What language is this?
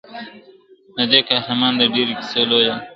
Pashto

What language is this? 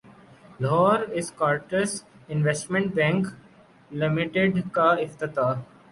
Urdu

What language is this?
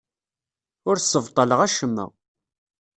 Kabyle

